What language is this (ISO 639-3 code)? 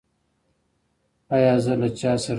pus